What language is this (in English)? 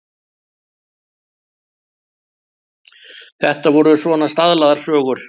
Icelandic